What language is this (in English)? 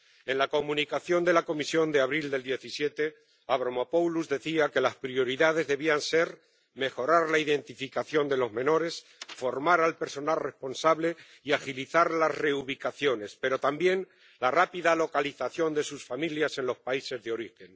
Spanish